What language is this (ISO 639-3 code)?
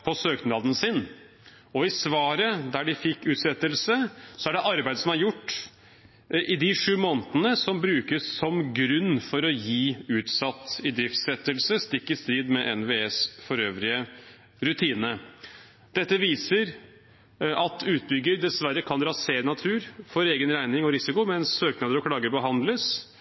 nob